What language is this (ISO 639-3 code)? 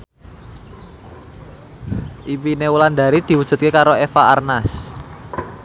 jav